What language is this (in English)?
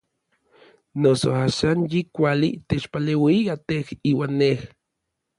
Orizaba Nahuatl